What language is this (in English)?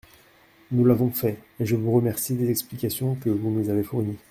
French